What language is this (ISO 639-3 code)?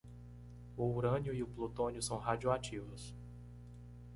por